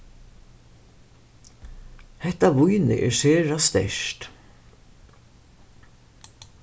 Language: Faroese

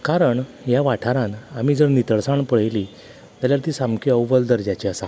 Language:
Konkani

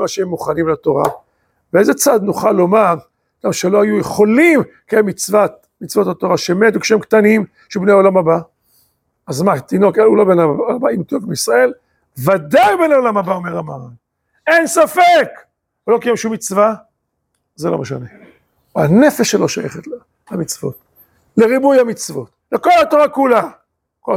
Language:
Hebrew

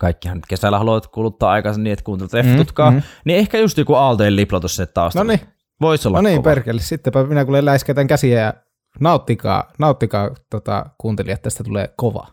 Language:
Finnish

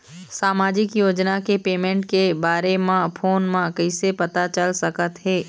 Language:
Chhattisgarhi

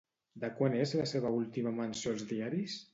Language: Catalan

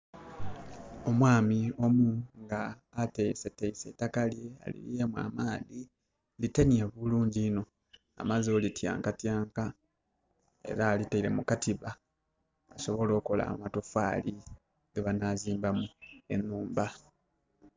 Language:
Soga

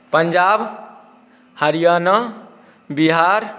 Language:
Maithili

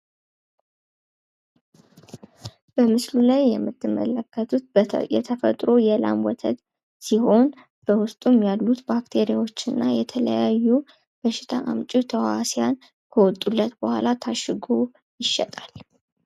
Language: Amharic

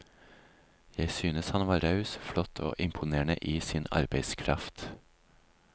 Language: Norwegian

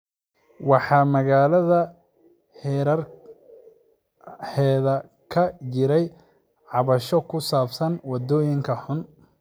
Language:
Somali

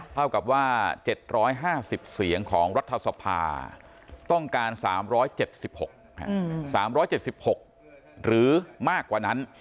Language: Thai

